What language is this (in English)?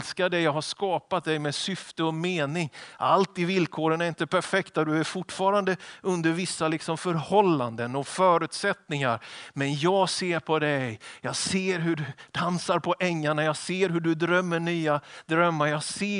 Swedish